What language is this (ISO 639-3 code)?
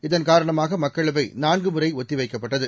tam